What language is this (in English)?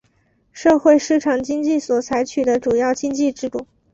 Chinese